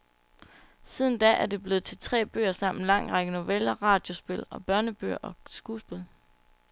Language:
Danish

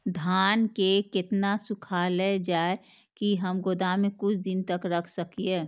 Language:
Maithili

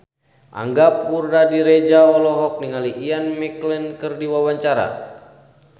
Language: Sundanese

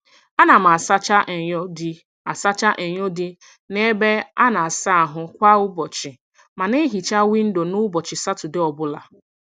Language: Igbo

